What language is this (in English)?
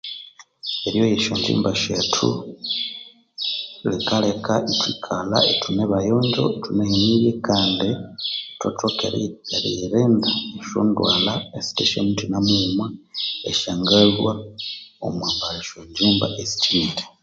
Konzo